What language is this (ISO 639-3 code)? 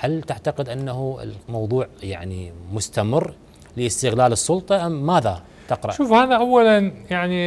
ara